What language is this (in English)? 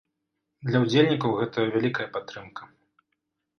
Belarusian